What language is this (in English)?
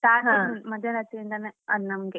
Kannada